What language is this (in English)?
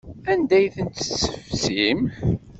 Kabyle